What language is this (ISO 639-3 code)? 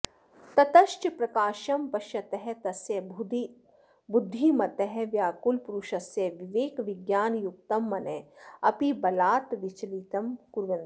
san